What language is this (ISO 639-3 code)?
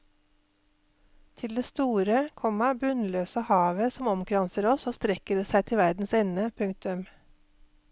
nor